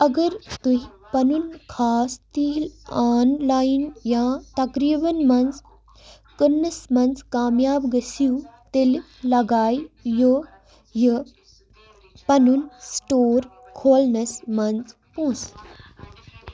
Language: Kashmiri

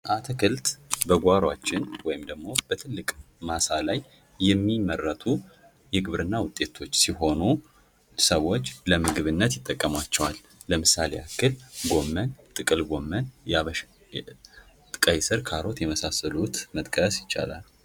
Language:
Amharic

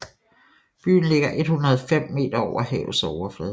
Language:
Danish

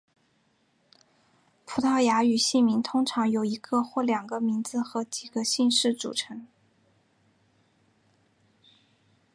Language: Chinese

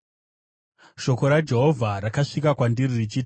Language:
Shona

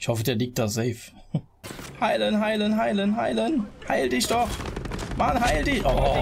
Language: German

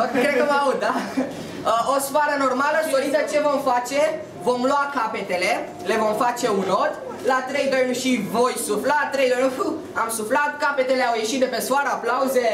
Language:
Romanian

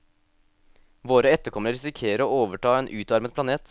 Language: Norwegian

